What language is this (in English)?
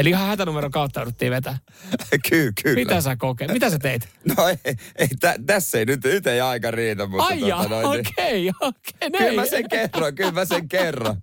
Finnish